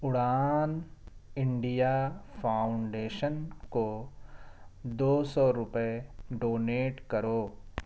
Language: Urdu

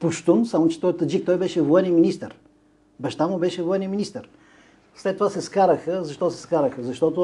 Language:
Bulgarian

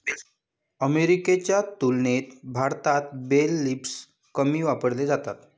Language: Marathi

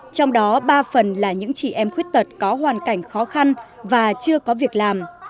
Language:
Vietnamese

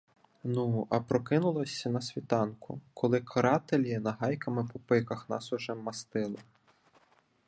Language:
Ukrainian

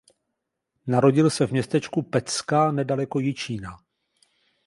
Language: Czech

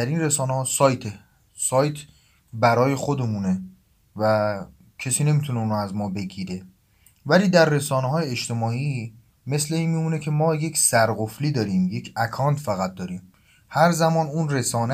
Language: Persian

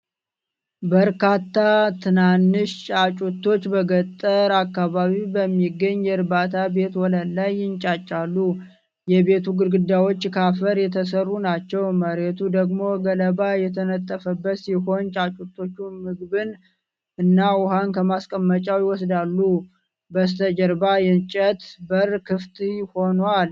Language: Amharic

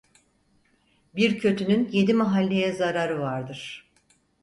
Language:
Turkish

